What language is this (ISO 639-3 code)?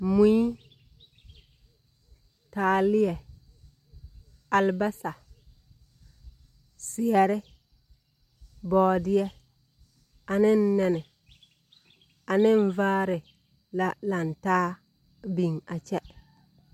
dga